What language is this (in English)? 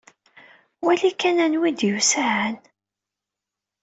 Kabyle